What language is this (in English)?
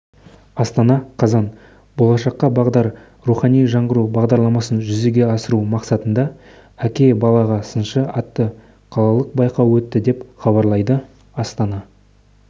Kazakh